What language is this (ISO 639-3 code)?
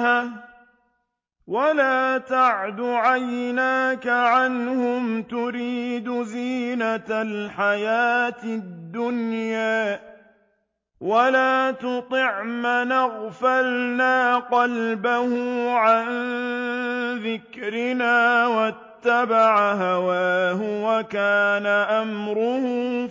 ara